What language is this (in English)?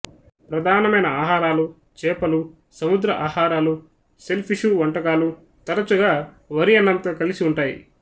Telugu